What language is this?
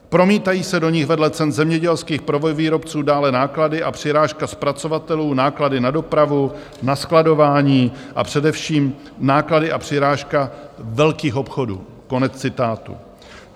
Czech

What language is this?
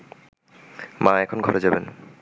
Bangla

